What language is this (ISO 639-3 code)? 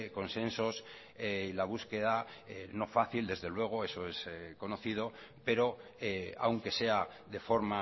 spa